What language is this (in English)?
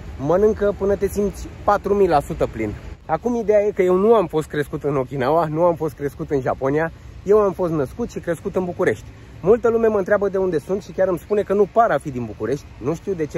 Romanian